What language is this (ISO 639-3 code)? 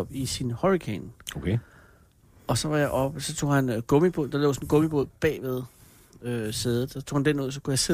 dan